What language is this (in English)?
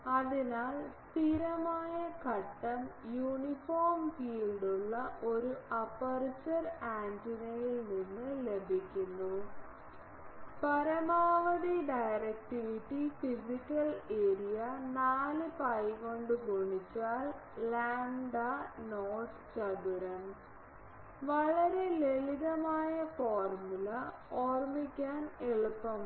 Malayalam